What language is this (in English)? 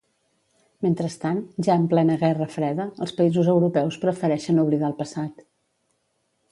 Catalan